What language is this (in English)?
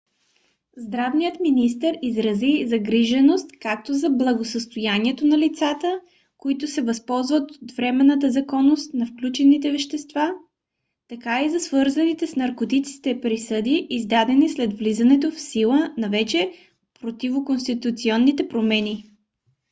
Bulgarian